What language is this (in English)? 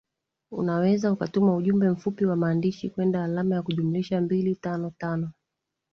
Swahili